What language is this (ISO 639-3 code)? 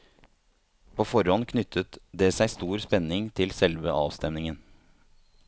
nor